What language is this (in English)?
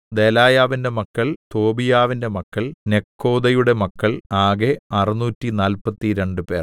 Malayalam